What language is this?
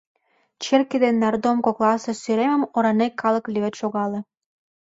Mari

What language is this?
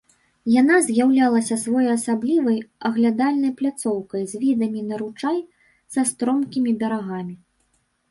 Belarusian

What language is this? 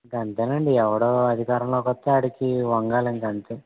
Telugu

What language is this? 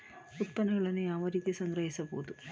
Kannada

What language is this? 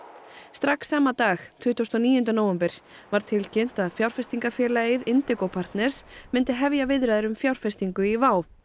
Icelandic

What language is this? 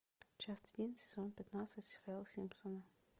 Russian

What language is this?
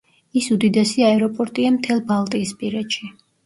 Georgian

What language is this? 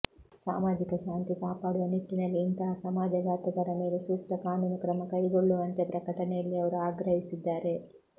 Kannada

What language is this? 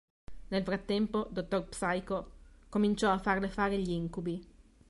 Italian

